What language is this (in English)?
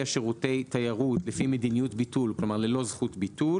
Hebrew